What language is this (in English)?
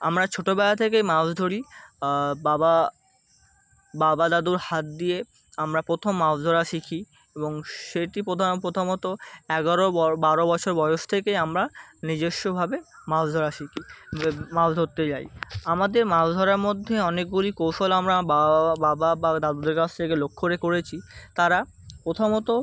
Bangla